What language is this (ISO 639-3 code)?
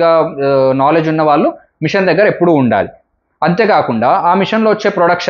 tel